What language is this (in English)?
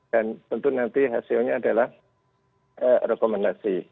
Indonesian